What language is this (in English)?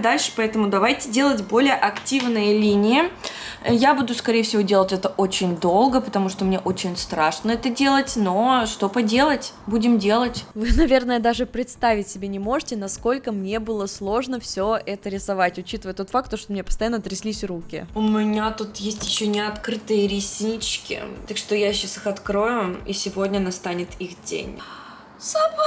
Russian